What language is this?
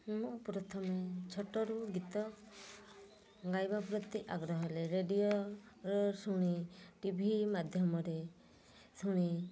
Odia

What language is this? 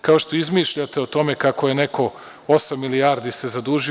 Serbian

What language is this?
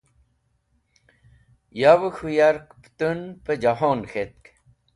Wakhi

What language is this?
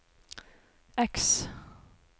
Norwegian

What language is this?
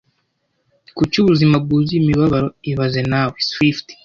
Kinyarwanda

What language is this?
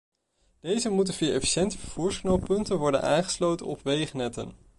Dutch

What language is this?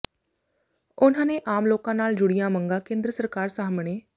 Punjabi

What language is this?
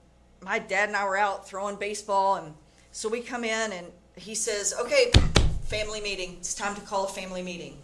English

